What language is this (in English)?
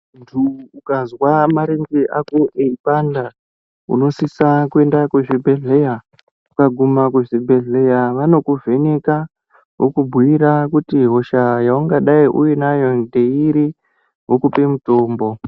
Ndau